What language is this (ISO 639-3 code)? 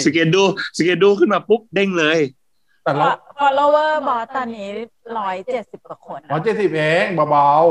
tha